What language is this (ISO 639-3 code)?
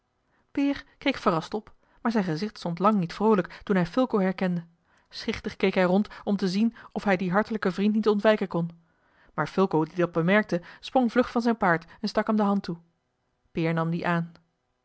nld